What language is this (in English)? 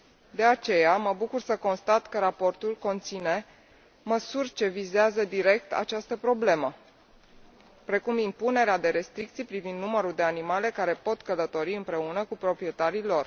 Romanian